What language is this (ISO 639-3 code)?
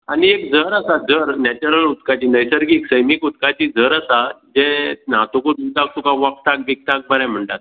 kok